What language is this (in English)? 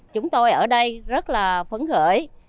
Vietnamese